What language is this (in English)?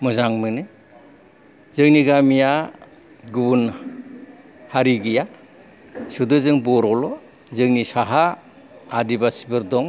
Bodo